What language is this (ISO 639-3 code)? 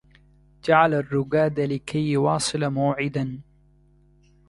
ara